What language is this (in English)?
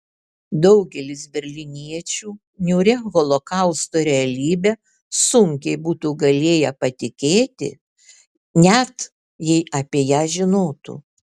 Lithuanian